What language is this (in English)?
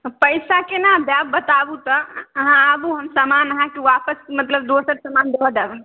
Maithili